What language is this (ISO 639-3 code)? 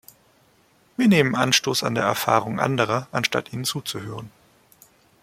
deu